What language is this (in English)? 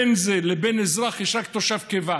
Hebrew